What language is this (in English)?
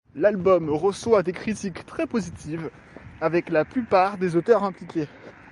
French